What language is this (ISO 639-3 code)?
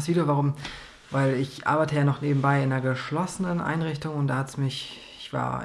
deu